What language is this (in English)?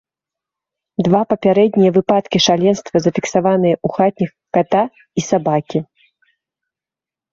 Belarusian